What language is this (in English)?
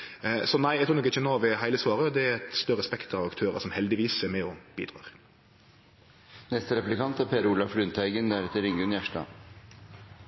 Norwegian Nynorsk